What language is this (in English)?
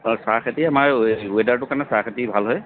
Assamese